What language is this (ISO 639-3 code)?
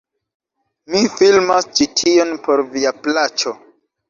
epo